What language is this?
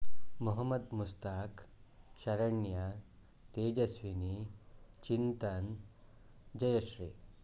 Kannada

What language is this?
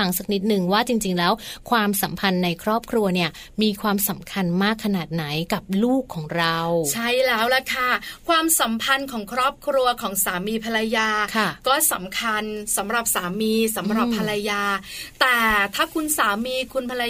Thai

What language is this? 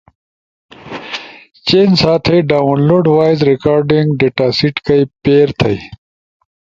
Ushojo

